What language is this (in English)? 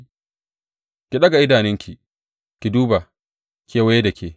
Hausa